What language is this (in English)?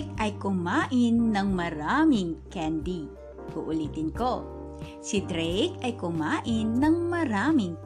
Filipino